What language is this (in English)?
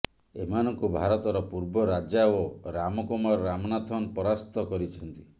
Odia